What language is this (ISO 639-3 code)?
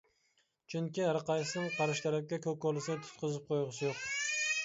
uig